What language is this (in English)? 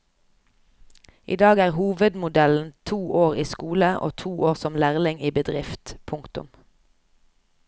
Norwegian